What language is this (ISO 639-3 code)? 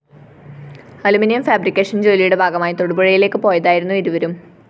mal